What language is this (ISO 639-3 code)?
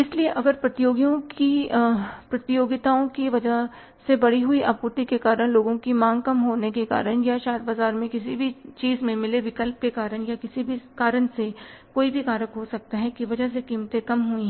hin